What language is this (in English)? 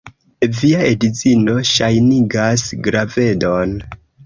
Esperanto